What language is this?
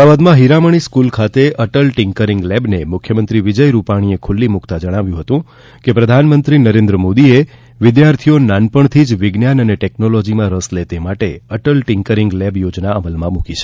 Gujarati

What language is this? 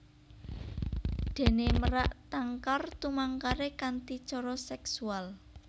Javanese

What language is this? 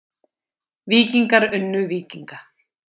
Icelandic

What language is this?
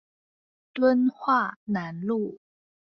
Chinese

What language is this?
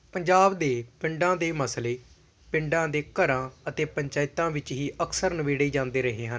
Punjabi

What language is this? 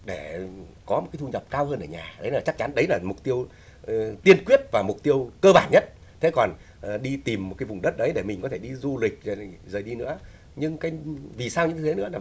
Vietnamese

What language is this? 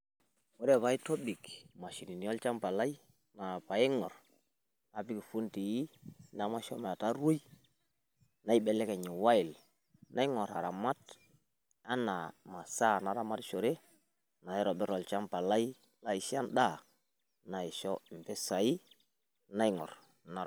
Masai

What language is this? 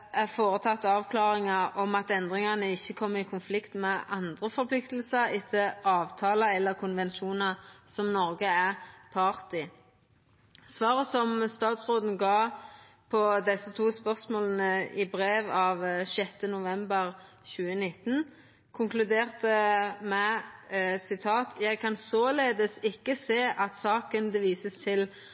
Norwegian Nynorsk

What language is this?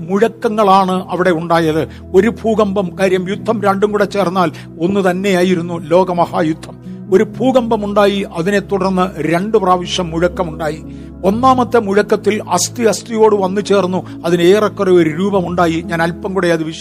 Malayalam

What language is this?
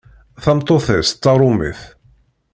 Kabyle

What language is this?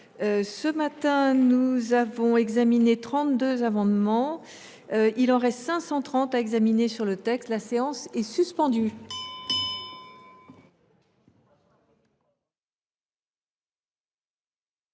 French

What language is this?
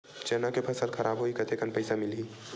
Chhattisgarhi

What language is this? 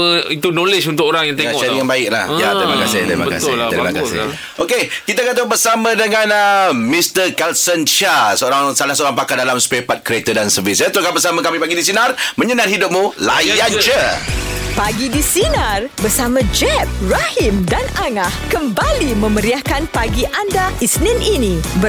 Malay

